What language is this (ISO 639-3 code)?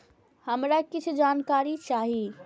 mai